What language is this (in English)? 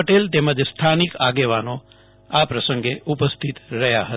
Gujarati